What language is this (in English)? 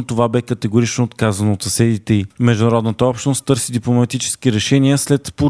Bulgarian